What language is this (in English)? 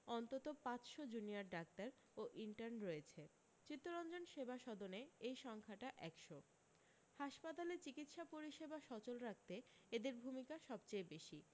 Bangla